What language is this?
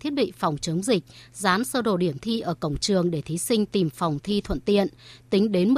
Vietnamese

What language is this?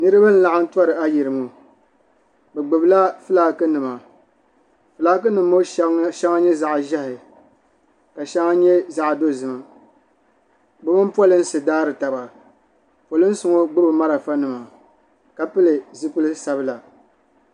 Dagbani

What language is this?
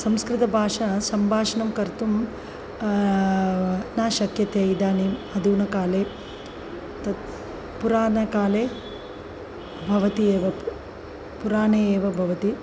Sanskrit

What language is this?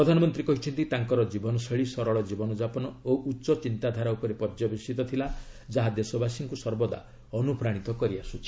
Odia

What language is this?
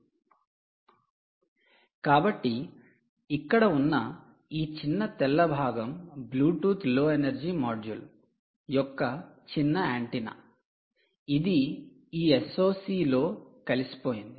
Telugu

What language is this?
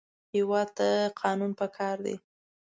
Pashto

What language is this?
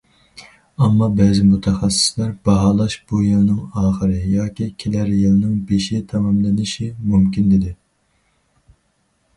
Uyghur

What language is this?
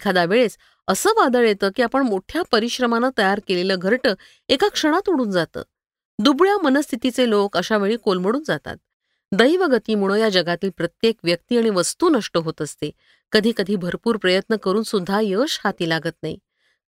Marathi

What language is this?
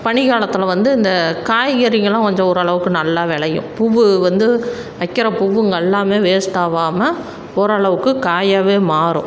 Tamil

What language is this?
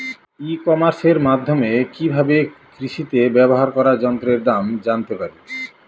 Bangla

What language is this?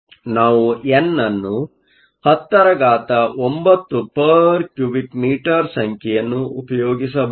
Kannada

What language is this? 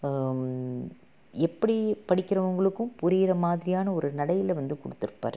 Tamil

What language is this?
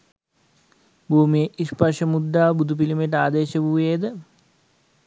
Sinhala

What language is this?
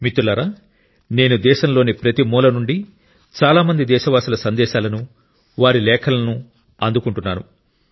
Telugu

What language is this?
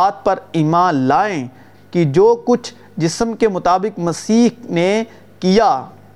Urdu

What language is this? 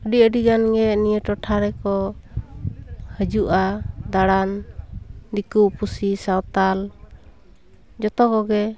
Santali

